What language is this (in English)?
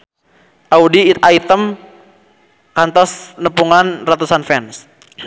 Sundanese